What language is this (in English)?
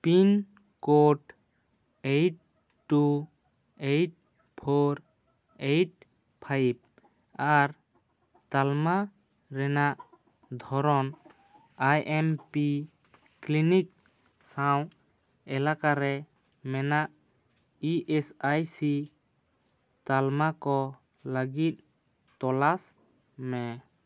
Santali